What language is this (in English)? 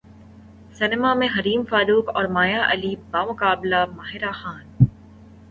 Urdu